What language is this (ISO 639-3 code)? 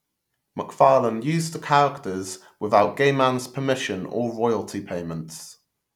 eng